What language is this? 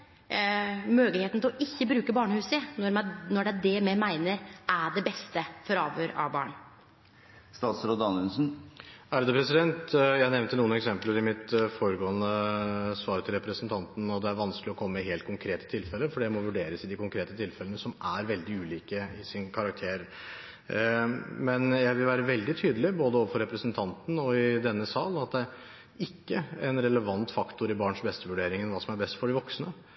Norwegian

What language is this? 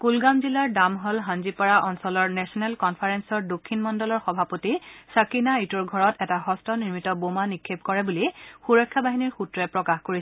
Assamese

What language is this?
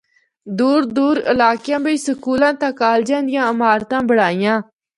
Northern Hindko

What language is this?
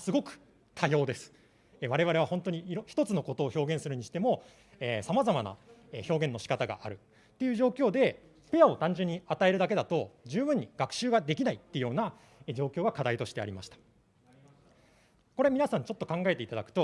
Japanese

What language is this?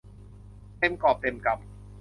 Thai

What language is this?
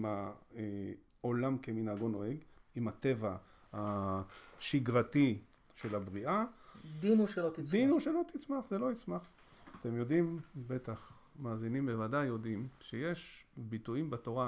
Hebrew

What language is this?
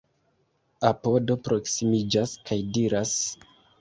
Esperanto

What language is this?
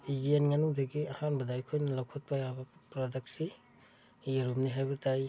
Manipuri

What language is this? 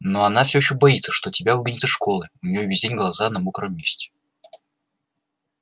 Russian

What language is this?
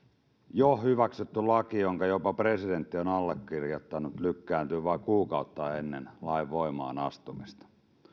Finnish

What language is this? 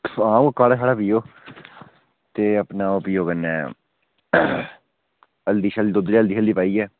Dogri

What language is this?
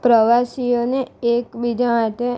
Gujarati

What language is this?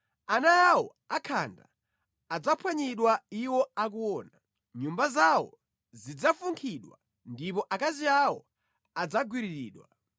Nyanja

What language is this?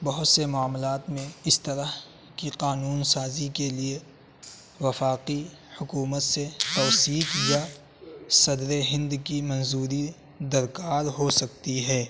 Urdu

